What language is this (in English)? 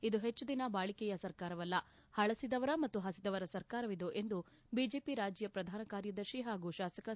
Kannada